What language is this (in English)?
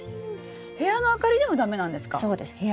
Japanese